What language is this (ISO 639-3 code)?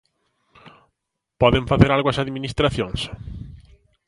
glg